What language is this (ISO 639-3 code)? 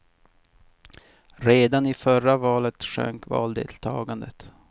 swe